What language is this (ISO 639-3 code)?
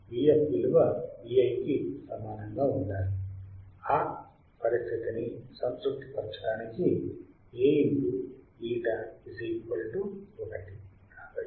tel